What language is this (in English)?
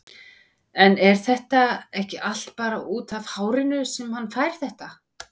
Icelandic